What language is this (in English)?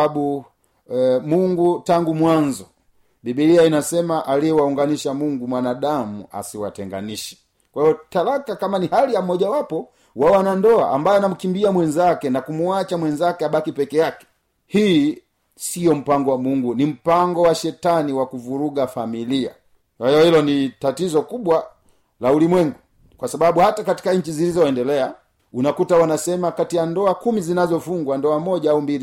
Swahili